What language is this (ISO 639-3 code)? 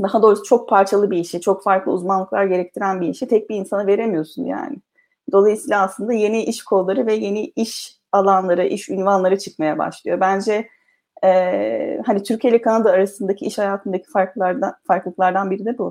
tur